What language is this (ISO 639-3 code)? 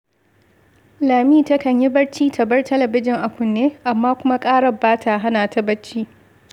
hau